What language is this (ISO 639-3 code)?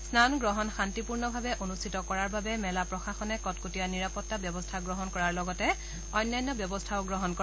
asm